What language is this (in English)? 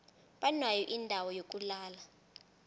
South Ndebele